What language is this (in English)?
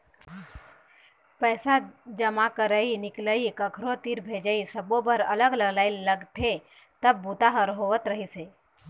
Chhattisgarhi